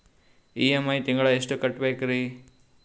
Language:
Kannada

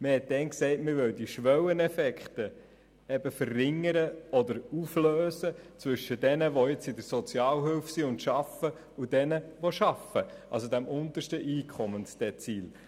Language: Swiss German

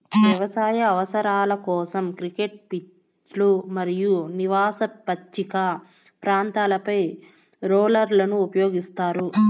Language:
Telugu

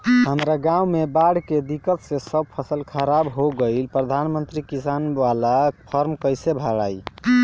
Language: Bhojpuri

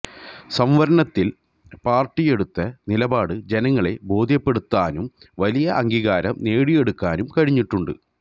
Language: Malayalam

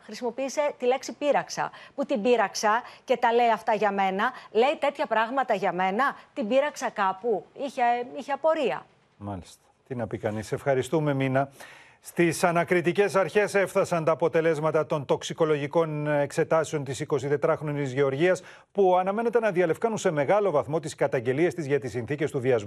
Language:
Greek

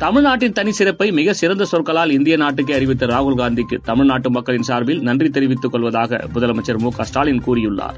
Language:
Tamil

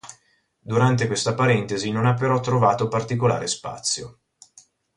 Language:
Italian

